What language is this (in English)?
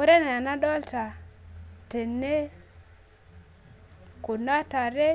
Masai